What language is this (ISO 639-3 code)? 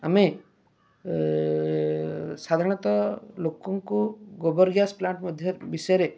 ori